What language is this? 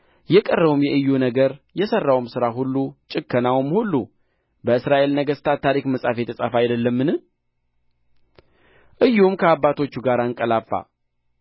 Amharic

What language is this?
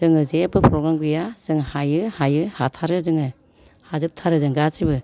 Bodo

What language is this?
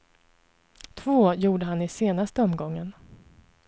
Swedish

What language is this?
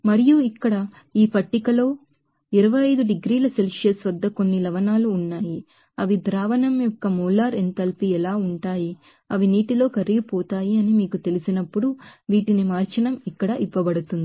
Telugu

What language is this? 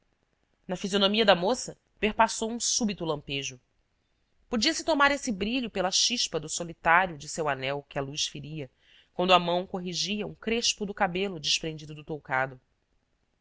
Portuguese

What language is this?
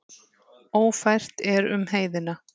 Icelandic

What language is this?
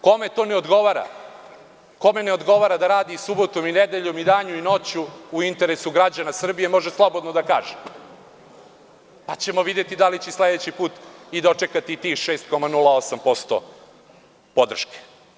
Serbian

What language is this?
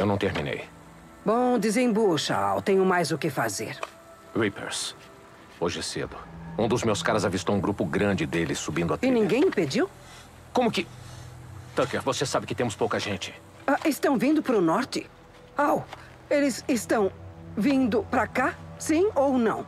Portuguese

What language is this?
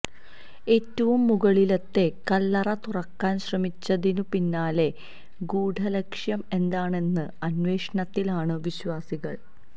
Malayalam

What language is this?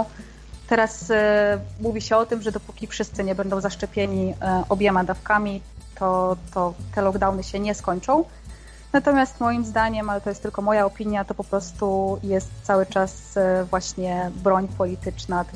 Polish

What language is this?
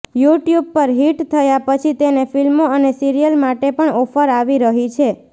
Gujarati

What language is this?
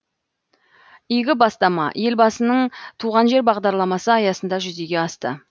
Kazakh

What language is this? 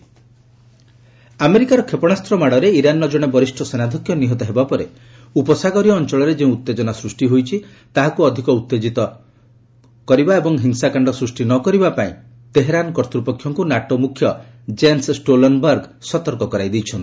Odia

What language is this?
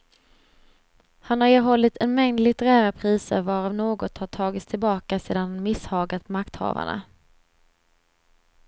Swedish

